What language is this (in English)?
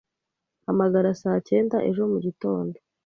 Kinyarwanda